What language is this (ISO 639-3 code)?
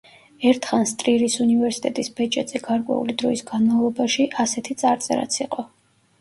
kat